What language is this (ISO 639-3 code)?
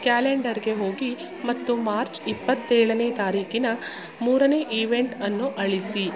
kan